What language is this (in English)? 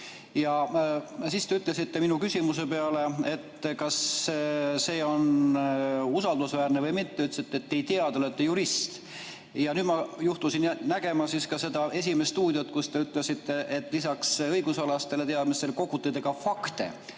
Estonian